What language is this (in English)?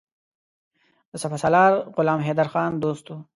Pashto